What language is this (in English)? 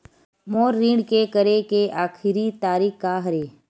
Chhattisgarhi